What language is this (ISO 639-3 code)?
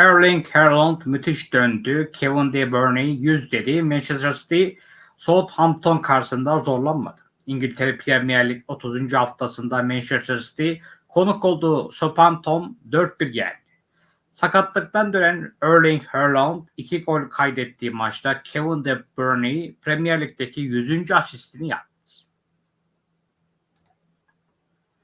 tur